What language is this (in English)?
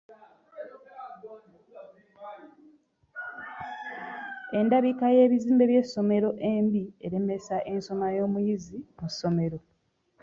Ganda